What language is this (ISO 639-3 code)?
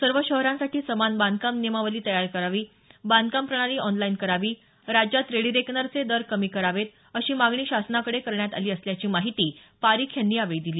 mar